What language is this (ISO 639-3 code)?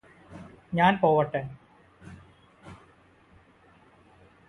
mal